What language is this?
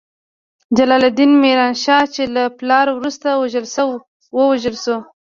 Pashto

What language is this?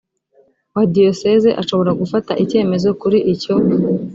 Kinyarwanda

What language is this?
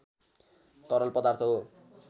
Nepali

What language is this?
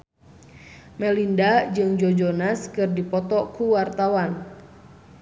Sundanese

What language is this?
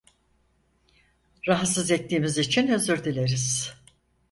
Turkish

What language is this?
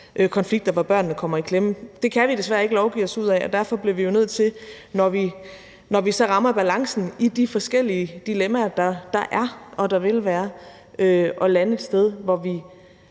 Danish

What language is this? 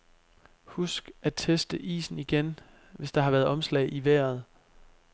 Danish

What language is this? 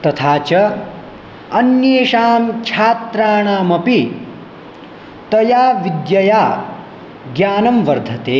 Sanskrit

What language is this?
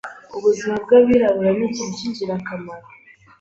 Kinyarwanda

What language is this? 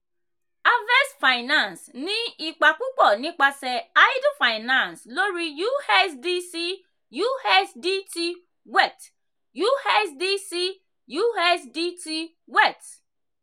Yoruba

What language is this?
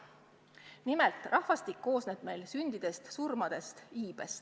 Estonian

